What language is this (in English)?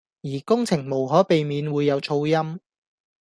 Cantonese